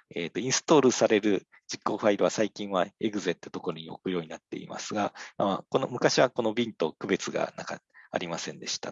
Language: Japanese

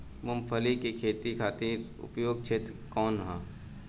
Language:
Bhojpuri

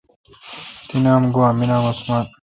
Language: Kalkoti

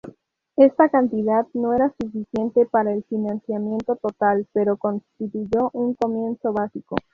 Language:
Spanish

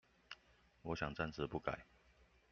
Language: Chinese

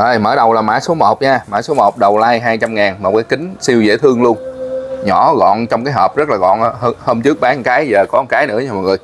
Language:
Vietnamese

